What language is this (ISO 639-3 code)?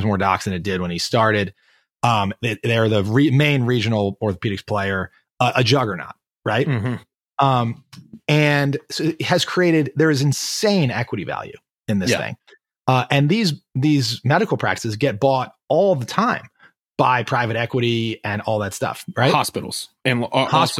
eng